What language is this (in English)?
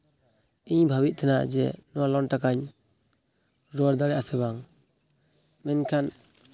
Santali